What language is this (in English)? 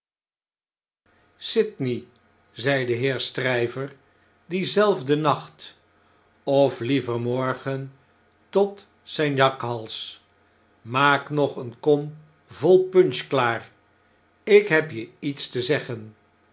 Dutch